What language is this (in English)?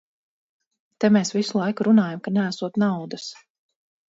Latvian